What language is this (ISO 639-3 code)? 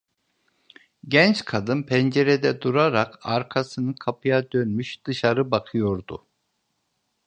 tur